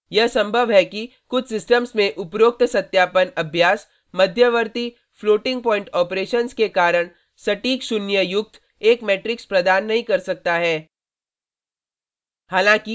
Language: Hindi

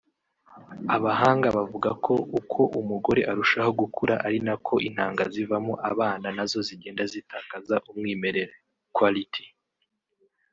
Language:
Kinyarwanda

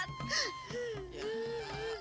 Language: Indonesian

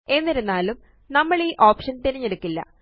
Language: Malayalam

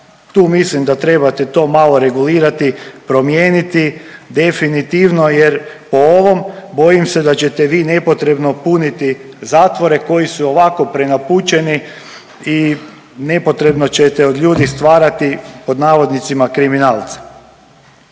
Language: Croatian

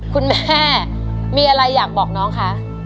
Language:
Thai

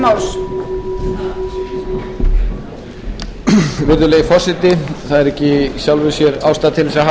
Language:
Icelandic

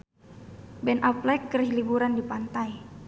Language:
Sundanese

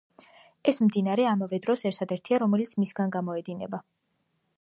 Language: Georgian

